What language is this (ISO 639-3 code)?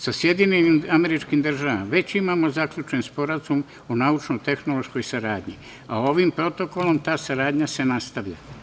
srp